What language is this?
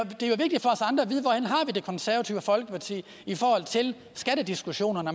Danish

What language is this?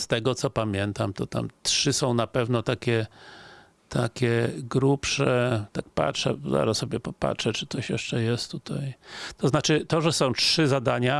Polish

